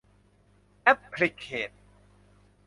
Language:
Thai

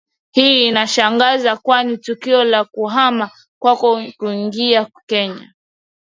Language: Swahili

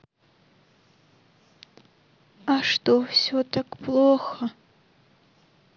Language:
Russian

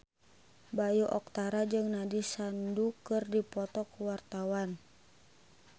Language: Sundanese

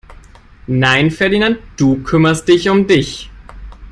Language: German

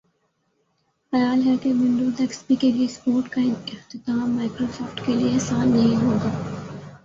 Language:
Urdu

